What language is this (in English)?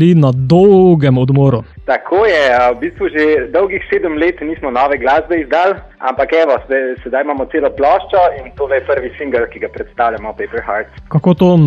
Romanian